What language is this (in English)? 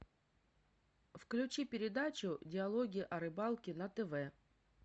Russian